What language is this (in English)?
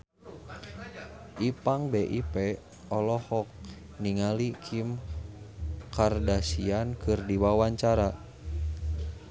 Sundanese